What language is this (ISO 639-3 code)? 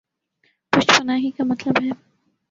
urd